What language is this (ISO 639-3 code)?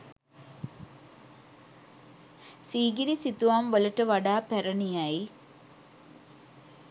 sin